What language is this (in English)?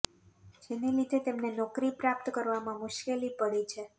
Gujarati